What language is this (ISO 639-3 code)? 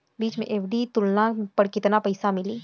bho